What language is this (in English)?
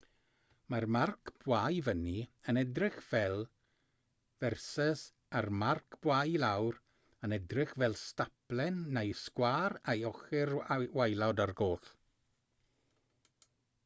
Welsh